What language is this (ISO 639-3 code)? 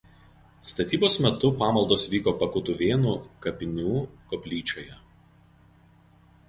lit